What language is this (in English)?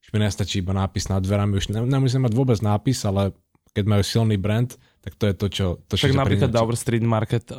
Slovak